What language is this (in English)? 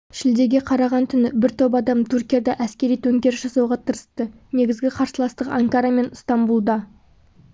Kazakh